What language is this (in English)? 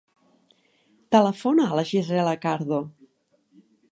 Catalan